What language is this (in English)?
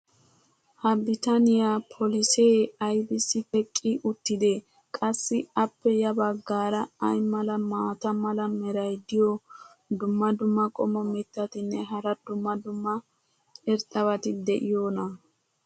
Wolaytta